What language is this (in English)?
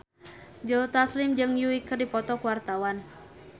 Sundanese